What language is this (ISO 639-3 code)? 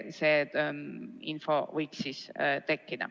est